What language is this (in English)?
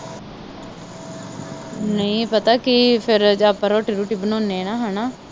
Punjabi